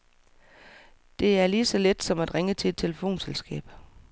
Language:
Danish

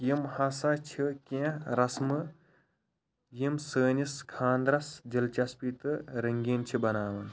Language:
Kashmiri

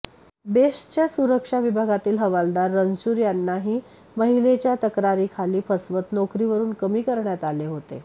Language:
Marathi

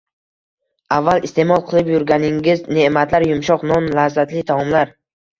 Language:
Uzbek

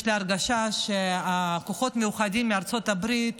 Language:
Hebrew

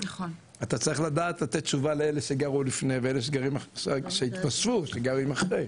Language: Hebrew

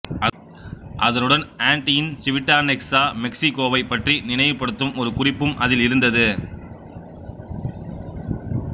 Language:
Tamil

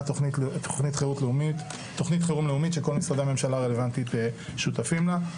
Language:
Hebrew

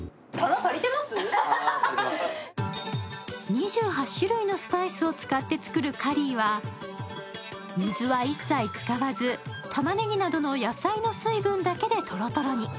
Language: Japanese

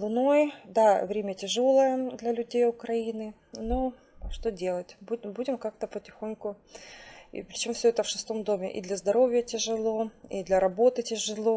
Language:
Russian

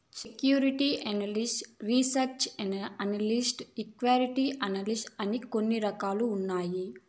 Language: Telugu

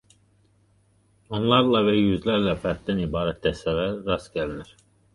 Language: Azerbaijani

